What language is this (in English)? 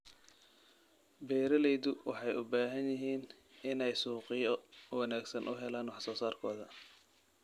Somali